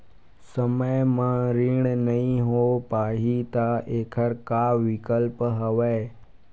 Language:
Chhattisgarhi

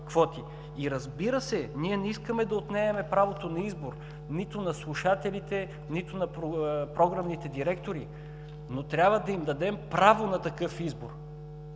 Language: Bulgarian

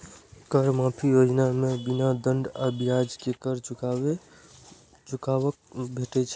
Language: Maithili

